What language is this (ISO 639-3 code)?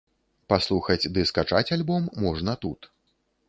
bel